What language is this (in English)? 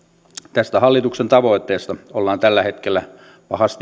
Finnish